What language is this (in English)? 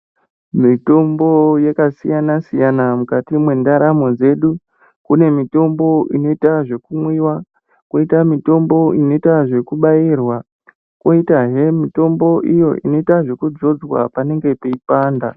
Ndau